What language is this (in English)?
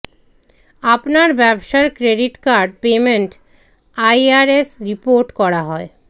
Bangla